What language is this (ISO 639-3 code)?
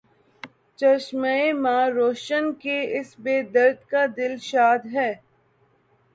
urd